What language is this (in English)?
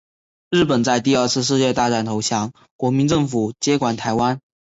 Chinese